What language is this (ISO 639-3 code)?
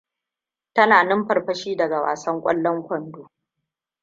hau